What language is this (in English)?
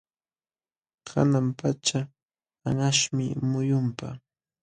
Jauja Wanca Quechua